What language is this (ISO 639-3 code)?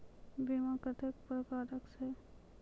mai